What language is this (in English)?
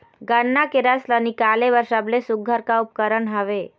Chhattisgarhi